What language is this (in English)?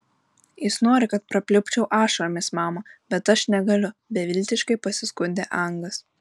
Lithuanian